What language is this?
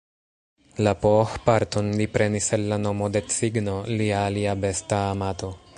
Esperanto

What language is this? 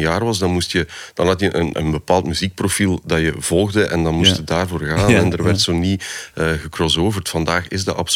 Dutch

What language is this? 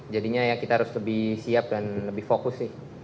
Indonesian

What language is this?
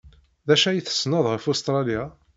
Kabyle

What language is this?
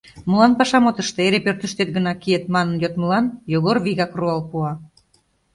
Mari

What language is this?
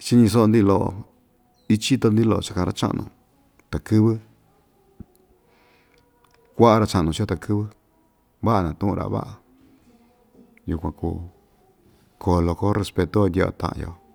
Ixtayutla Mixtec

